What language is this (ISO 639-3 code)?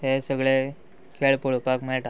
kok